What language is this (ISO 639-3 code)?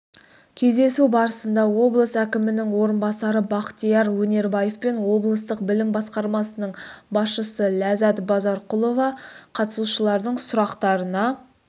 kaz